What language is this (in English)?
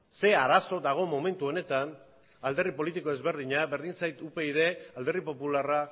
Basque